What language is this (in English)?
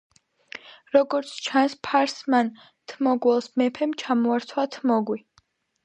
Georgian